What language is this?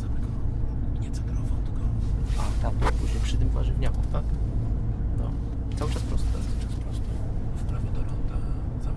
Polish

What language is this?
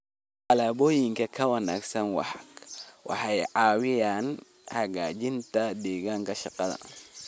Somali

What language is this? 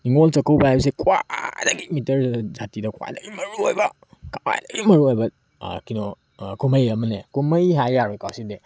Manipuri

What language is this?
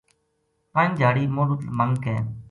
Gujari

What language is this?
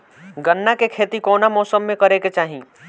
Bhojpuri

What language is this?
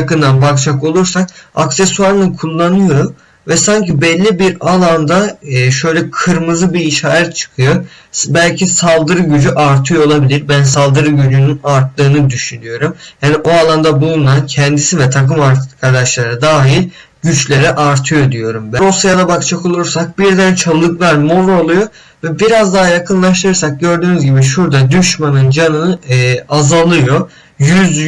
Turkish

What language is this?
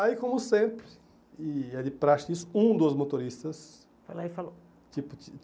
Portuguese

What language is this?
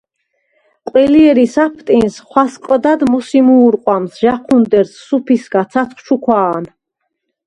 Svan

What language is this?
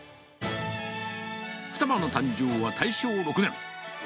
Japanese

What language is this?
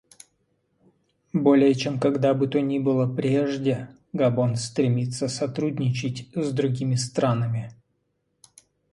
Russian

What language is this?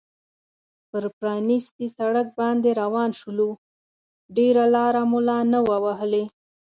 Pashto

